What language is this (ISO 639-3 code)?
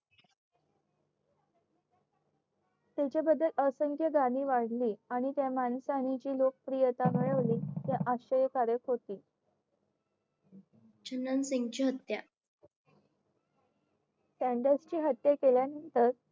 mar